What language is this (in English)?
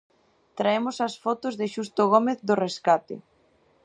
Galician